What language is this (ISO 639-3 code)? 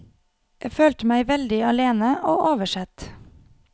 nor